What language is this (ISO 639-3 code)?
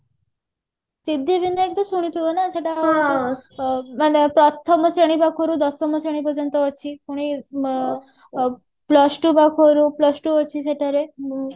ori